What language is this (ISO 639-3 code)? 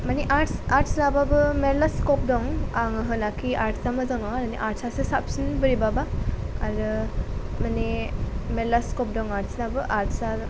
brx